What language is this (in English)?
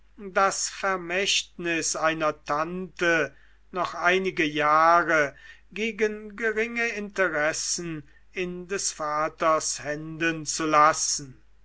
German